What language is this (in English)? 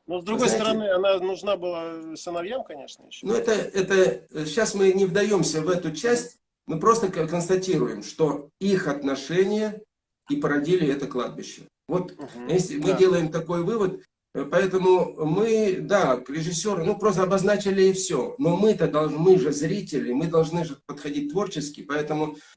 Russian